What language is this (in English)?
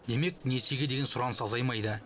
Kazakh